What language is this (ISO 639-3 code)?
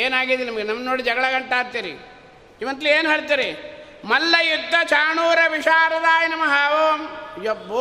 kan